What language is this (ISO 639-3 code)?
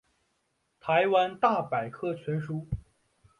zho